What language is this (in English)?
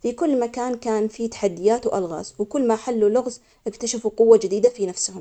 Omani Arabic